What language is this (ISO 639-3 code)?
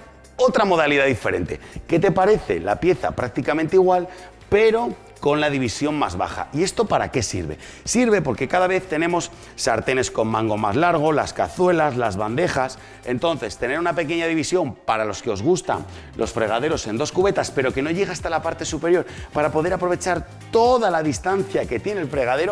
spa